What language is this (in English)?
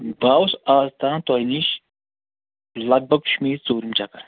Kashmiri